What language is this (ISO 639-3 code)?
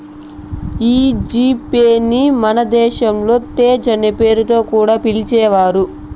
tel